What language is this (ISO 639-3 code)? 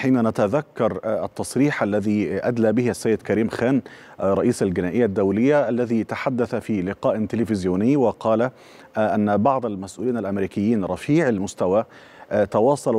ara